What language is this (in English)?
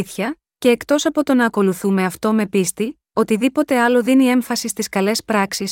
Greek